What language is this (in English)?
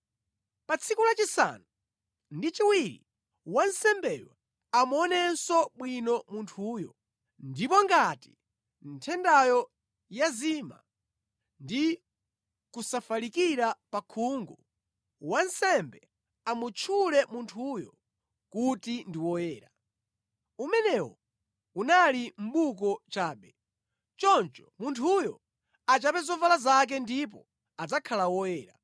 Nyanja